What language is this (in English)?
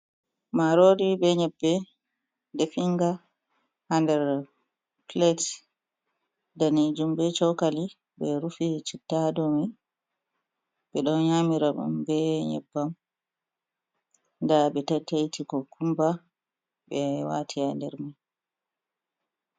Fula